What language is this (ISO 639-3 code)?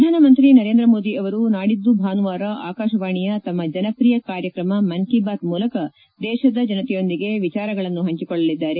kan